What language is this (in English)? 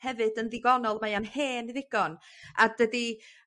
Welsh